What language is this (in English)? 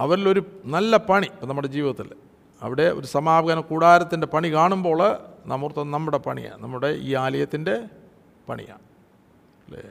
Malayalam